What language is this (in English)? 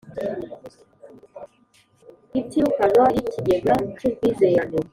Kinyarwanda